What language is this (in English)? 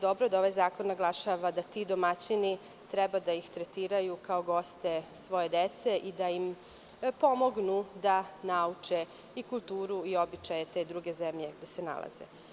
Serbian